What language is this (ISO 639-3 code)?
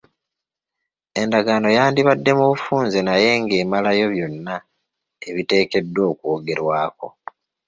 lug